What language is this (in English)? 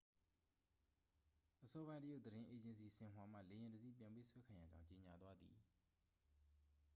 Burmese